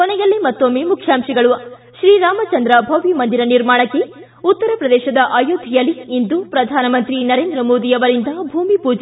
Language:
Kannada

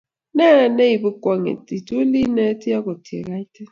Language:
Kalenjin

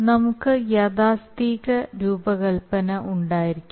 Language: Malayalam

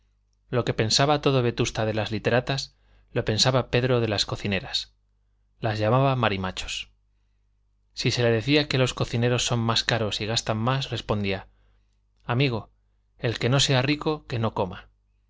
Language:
Spanish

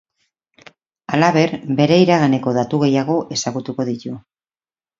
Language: Basque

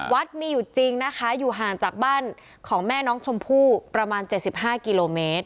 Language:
Thai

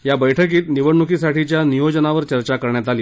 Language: Marathi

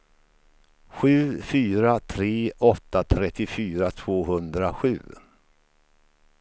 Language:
Swedish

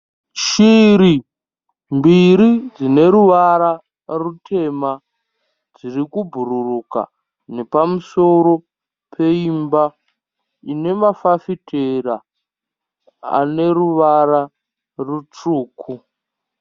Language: Shona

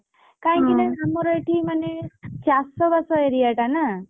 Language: Odia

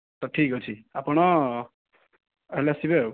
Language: Odia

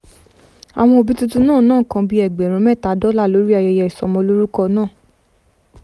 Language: Yoruba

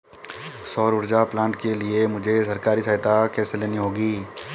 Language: Hindi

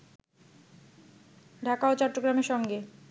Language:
Bangla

